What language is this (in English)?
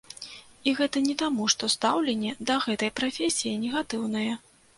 Belarusian